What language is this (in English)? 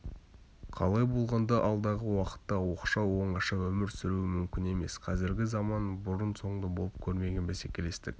Kazakh